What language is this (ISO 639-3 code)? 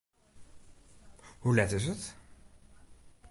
fry